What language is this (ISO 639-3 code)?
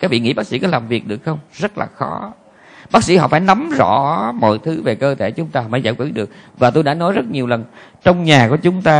vie